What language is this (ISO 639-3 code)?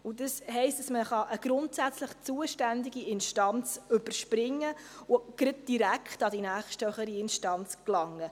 gsw